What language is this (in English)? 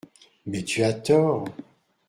French